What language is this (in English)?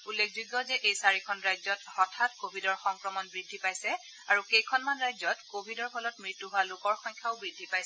Assamese